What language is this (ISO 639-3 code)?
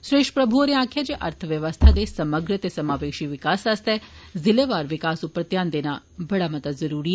doi